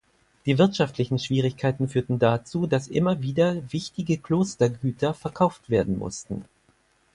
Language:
German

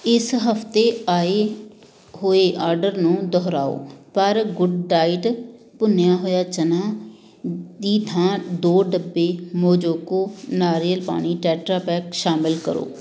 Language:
Punjabi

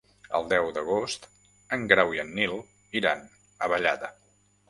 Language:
Catalan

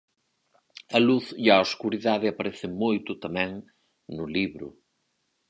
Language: Galician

